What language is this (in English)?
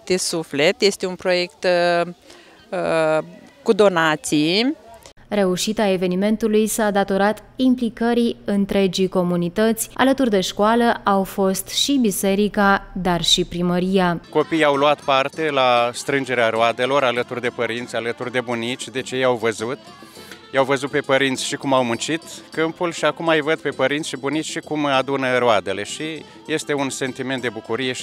Romanian